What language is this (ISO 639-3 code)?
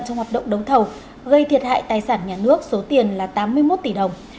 vie